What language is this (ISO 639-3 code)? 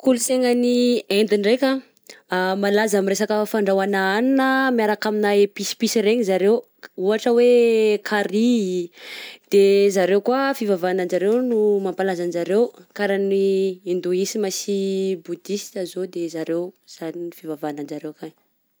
bzc